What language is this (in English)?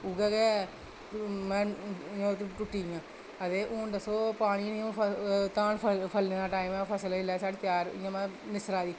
Dogri